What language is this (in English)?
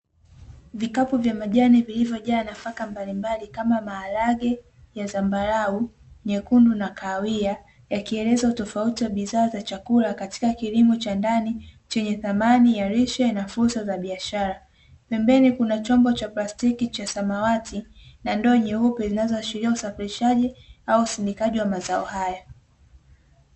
Swahili